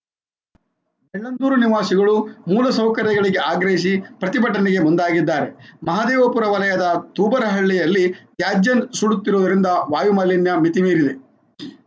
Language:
Kannada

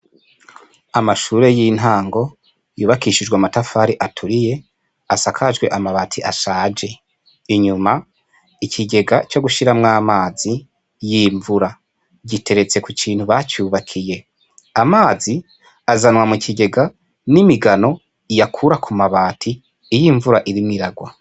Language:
Rundi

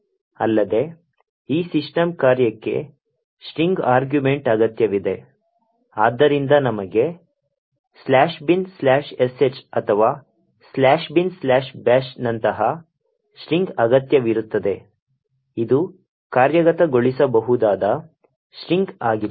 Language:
Kannada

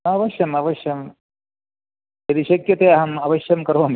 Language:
Sanskrit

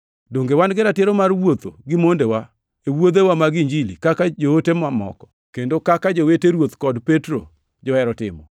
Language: Luo (Kenya and Tanzania)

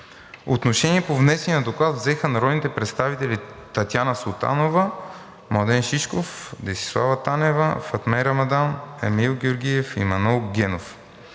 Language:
Bulgarian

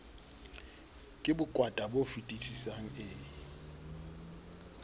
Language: Southern Sotho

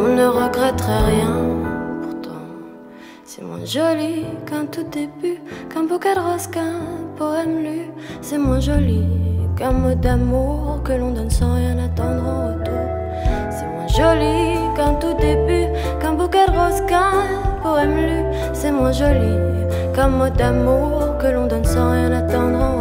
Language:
French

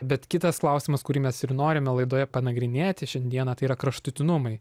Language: Lithuanian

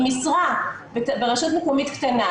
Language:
Hebrew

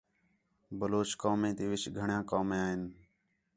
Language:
Khetrani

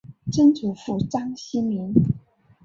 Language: Chinese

